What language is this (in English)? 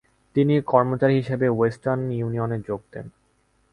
Bangla